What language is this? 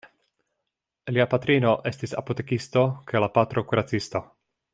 Esperanto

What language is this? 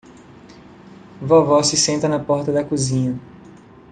Portuguese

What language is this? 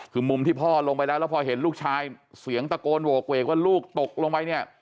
Thai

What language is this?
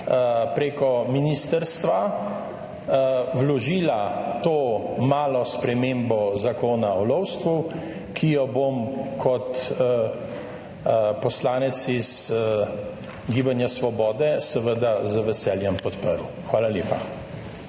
Slovenian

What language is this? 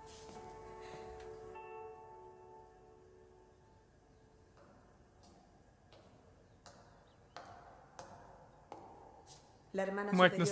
Russian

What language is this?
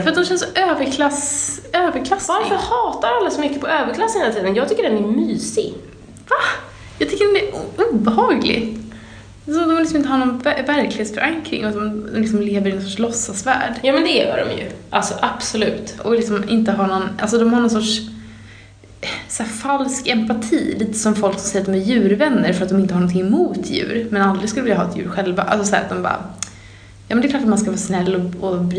Swedish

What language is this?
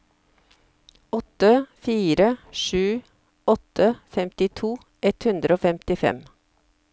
Norwegian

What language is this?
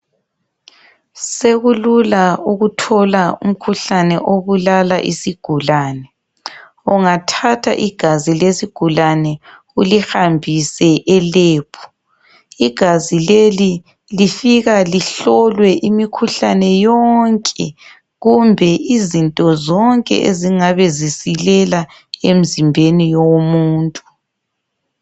North Ndebele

